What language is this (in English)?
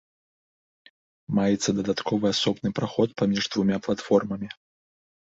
Belarusian